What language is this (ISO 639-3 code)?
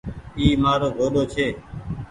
gig